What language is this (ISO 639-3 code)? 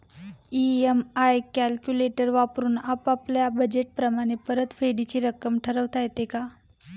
mar